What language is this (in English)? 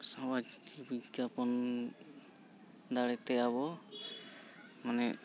Santali